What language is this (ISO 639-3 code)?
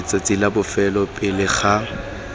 tsn